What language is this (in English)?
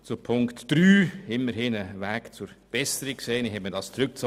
Swiss German